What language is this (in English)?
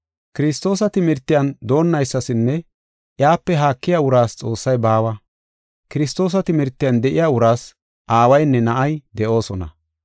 Gofa